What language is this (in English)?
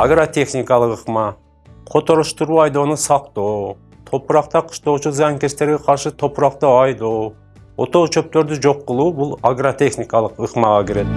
Turkish